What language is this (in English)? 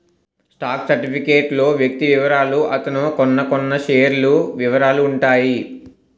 Telugu